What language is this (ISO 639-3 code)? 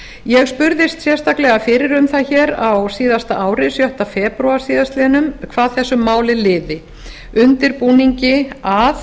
isl